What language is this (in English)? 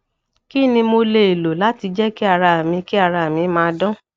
Yoruba